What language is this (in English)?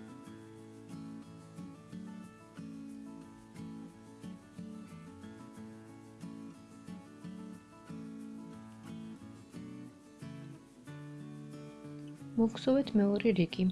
Georgian